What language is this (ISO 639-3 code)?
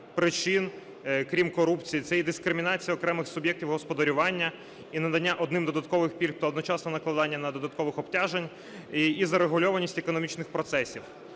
ukr